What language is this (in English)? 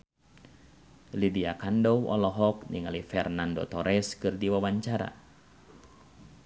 Sundanese